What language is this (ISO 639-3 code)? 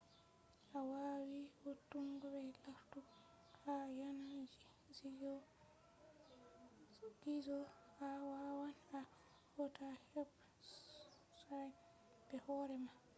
ful